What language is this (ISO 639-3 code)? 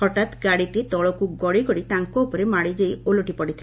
ori